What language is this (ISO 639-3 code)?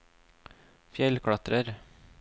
nor